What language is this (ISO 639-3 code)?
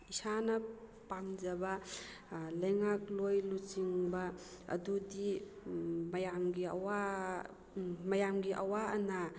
mni